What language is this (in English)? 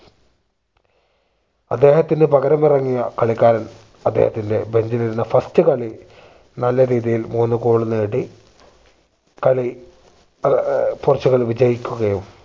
Malayalam